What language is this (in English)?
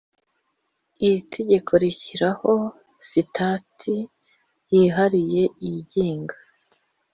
Kinyarwanda